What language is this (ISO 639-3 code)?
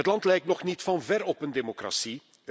nld